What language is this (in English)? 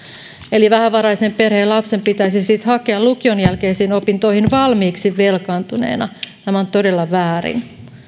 Finnish